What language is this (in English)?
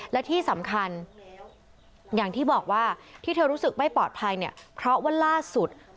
Thai